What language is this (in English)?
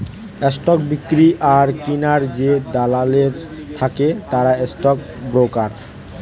Bangla